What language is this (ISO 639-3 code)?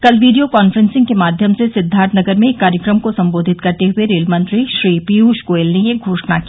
hin